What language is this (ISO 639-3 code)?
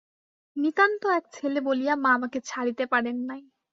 ben